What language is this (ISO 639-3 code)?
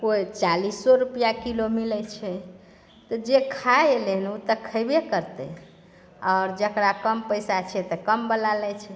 mai